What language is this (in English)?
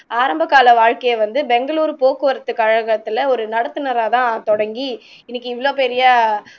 Tamil